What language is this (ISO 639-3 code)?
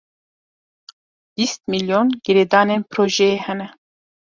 kur